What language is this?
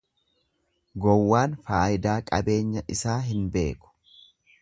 Oromo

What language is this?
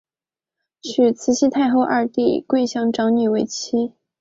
Chinese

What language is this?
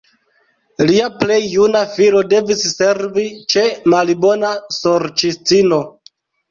Esperanto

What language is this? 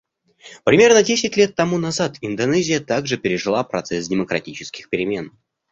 Russian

